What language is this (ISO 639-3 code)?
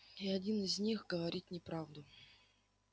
rus